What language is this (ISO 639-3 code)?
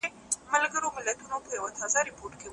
pus